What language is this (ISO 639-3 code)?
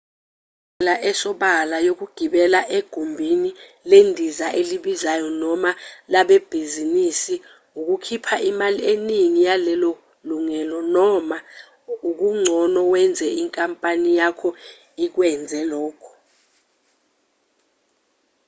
zul